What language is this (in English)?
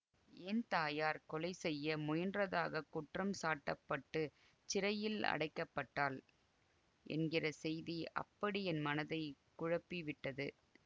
Tamil